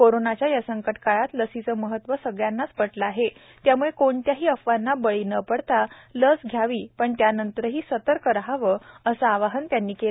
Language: Marathi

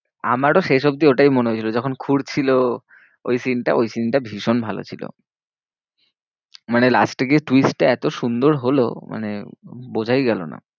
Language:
Bangla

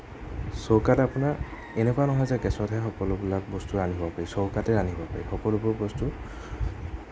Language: Assamese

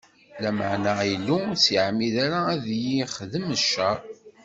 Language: Kabyle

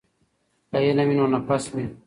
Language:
Pashto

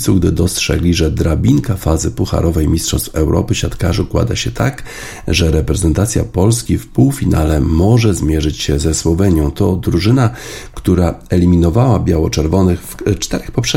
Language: Polish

